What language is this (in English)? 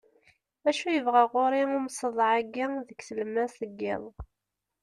Kabyle